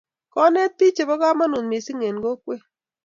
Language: Kalenjin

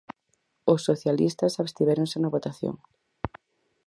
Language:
Galician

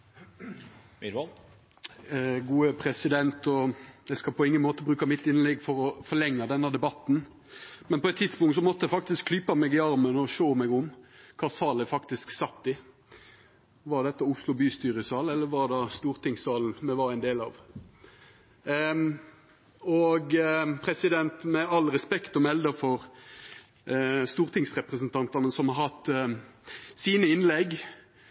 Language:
Norwegian Nynorsk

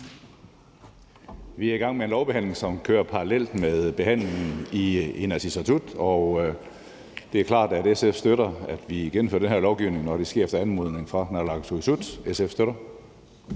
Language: Danish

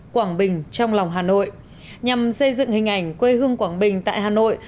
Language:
Vietnamese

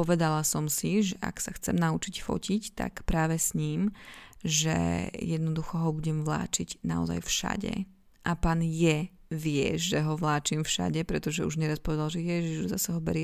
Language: Slovak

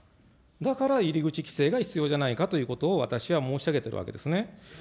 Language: Japanese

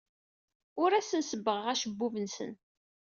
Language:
Kabyle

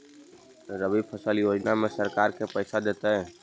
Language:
Magahi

